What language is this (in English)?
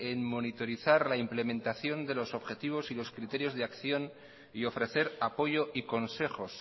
Spanish